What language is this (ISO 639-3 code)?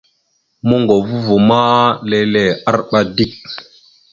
mxu